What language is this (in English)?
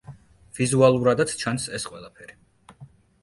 Georgian